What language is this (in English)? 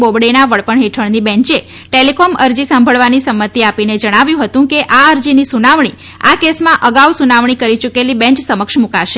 Gujarati